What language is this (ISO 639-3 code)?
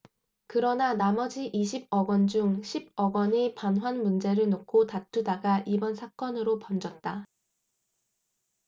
kor